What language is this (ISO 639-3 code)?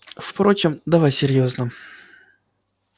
rus